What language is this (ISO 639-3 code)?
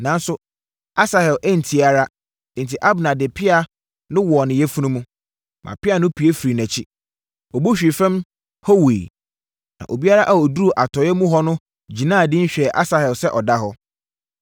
aka